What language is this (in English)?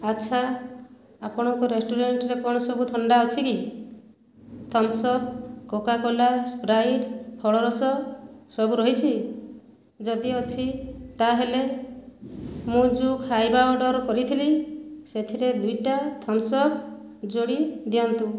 Odia